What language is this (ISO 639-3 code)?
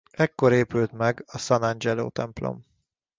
hun